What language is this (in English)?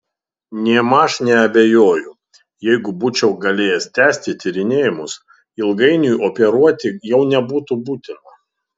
Lithuanian